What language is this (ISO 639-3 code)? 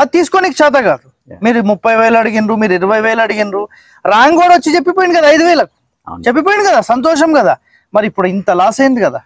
tel